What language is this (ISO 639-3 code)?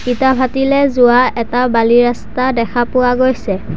asm